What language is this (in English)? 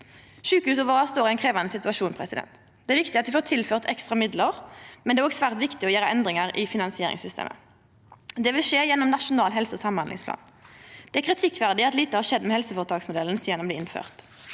Norwegian